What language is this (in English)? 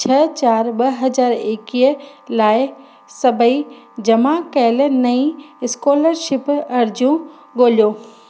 Sindhi